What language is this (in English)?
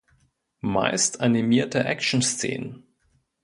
German